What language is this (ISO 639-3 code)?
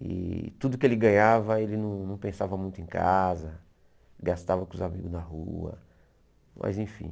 por